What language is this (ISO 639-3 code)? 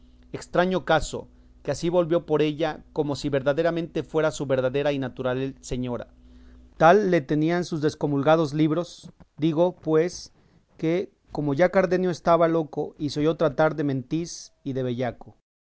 spa